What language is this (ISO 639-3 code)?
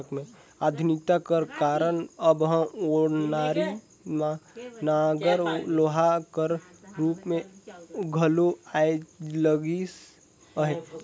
hne